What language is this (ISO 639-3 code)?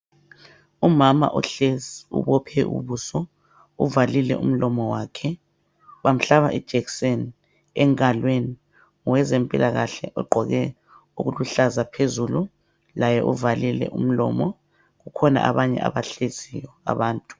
nde